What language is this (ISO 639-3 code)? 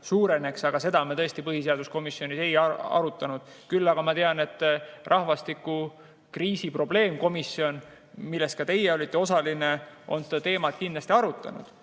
est